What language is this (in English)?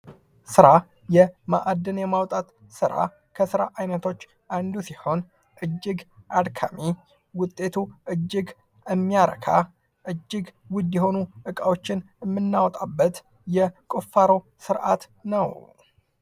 Amharic